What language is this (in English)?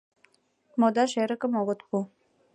Mari